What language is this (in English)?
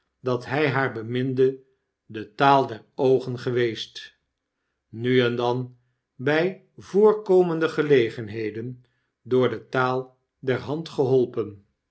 Dutch